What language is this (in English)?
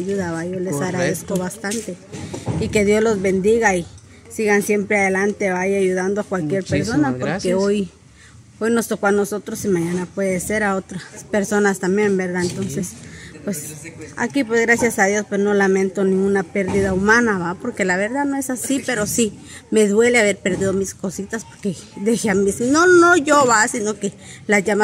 Spanish